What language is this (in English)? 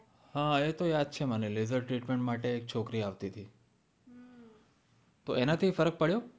Gujarati